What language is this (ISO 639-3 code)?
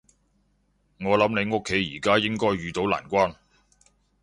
yue